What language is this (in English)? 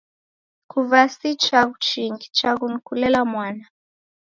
Taita